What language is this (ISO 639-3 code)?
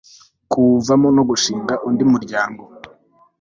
kin